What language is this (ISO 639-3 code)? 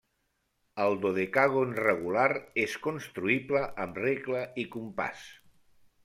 cat